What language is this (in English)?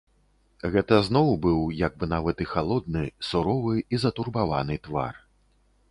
Belarusian